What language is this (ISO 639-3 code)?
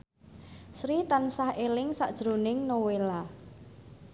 jav